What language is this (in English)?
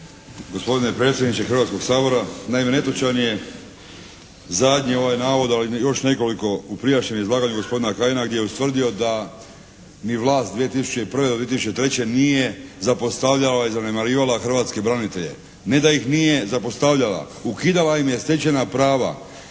Croatian